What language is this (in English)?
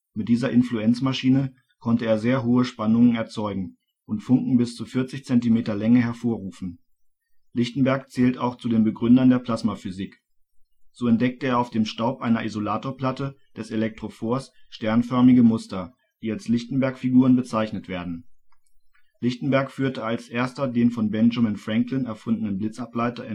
German